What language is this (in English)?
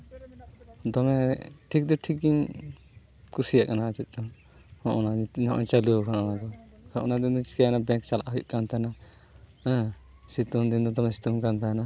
Santali